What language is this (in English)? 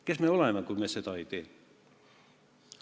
Estonian